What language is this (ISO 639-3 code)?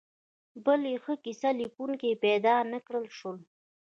pus